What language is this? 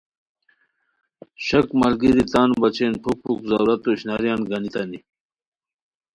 Khowar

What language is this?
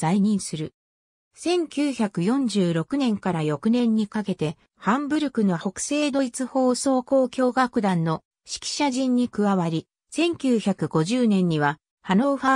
Japanese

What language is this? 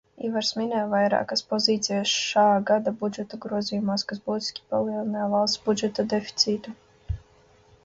Latvian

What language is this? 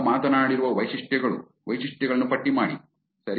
Kannada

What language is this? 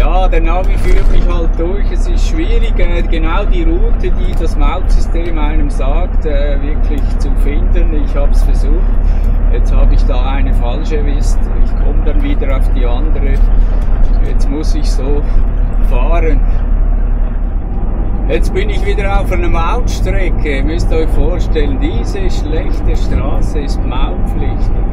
German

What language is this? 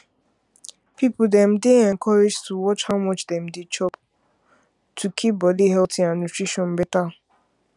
Nigerian Pidgin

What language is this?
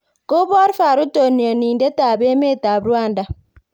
Kalenjin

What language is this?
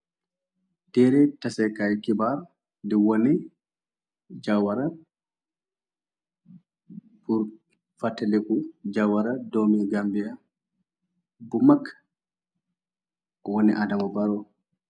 Wolof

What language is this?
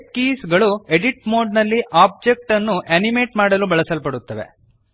Kannada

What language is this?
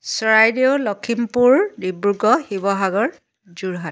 Assamese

